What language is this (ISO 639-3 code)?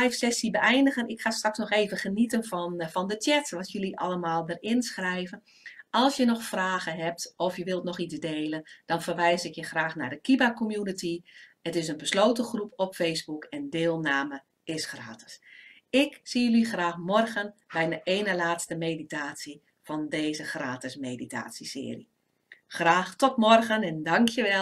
nld